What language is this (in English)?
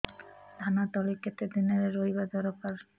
Odia